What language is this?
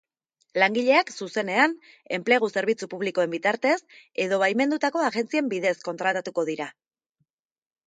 Basque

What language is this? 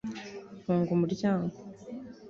Kinyarwanda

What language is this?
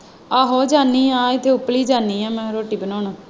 Punjabi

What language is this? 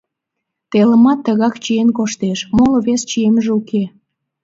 Mari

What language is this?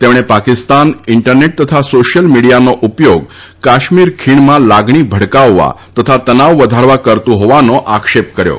Gujarati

